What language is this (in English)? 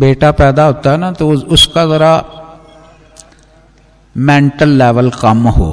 Hindi